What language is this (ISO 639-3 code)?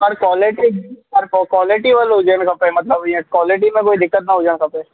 snd